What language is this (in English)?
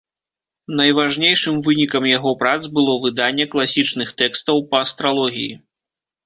Belarusian